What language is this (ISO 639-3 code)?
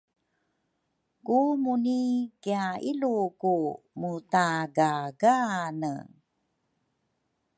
dru